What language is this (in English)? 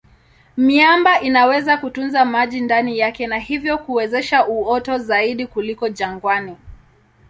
Swahili